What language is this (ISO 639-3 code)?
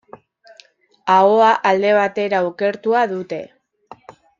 eus